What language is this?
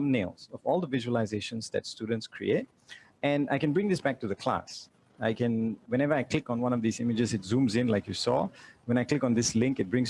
English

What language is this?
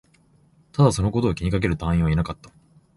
Japanese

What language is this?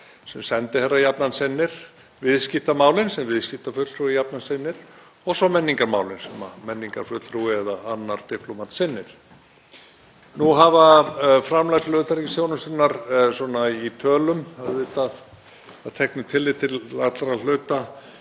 Icelandic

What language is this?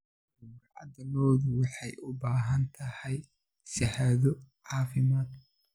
Somali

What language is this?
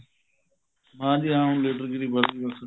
Punjabi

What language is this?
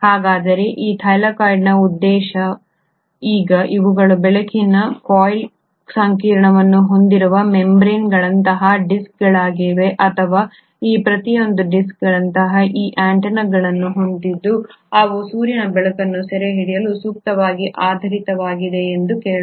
Kannada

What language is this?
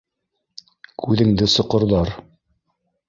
Bashkir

